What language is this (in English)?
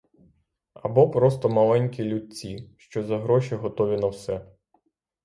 Ukrainian